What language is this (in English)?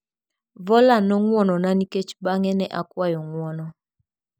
Luo (Kenya and Tanzania)